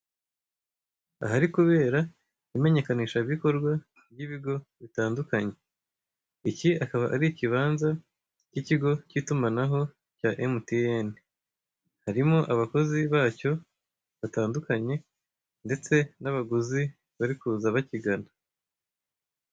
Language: Kinyarwanda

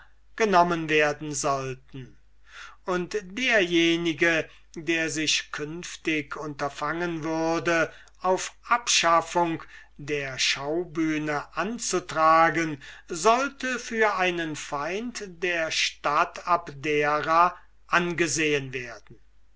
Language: German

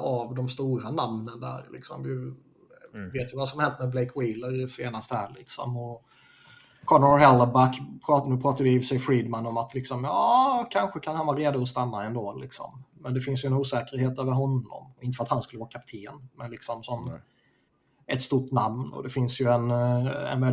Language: Swedish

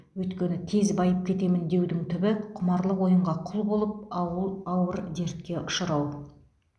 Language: Kazakh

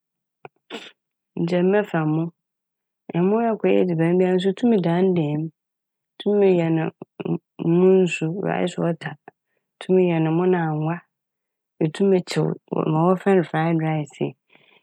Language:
Akan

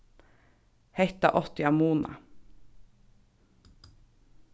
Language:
Faroese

